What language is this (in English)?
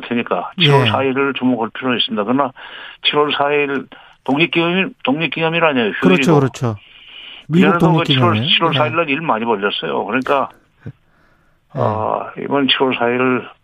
Korean